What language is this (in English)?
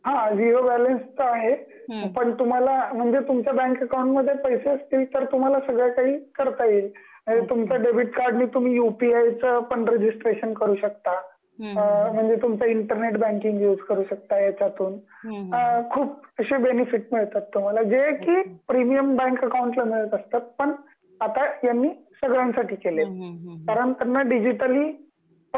Marathi